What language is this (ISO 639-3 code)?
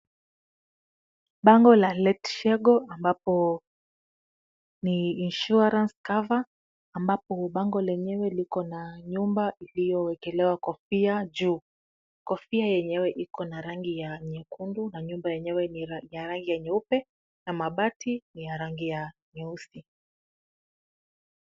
swa